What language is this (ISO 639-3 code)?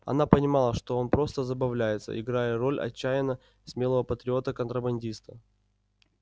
rus